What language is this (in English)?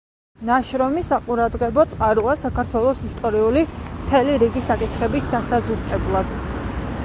Georgian